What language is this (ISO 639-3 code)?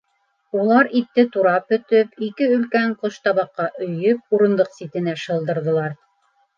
bak